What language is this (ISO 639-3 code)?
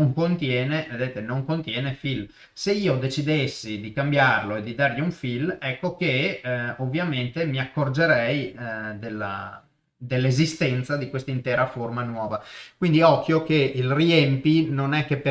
ita